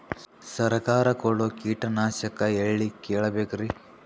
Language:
Kannada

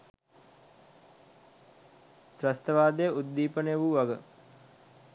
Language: Sinhala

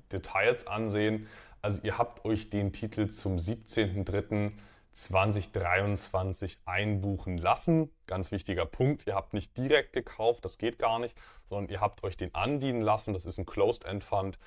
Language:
German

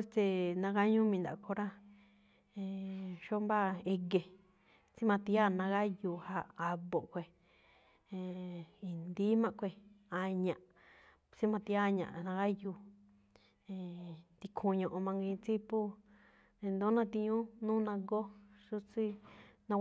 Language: Malinaltepec Me'phaa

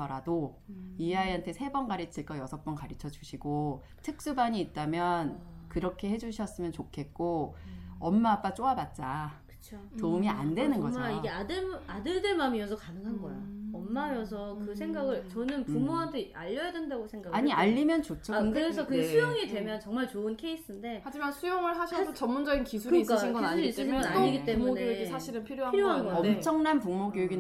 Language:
Korean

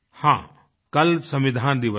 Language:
Hindi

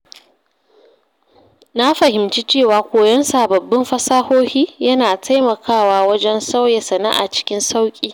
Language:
Hausa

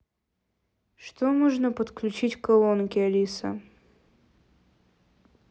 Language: Russian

